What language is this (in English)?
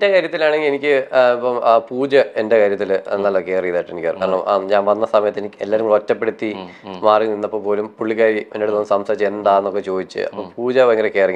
Malayalam